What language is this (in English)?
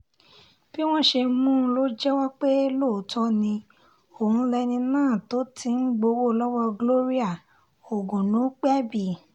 Yoruba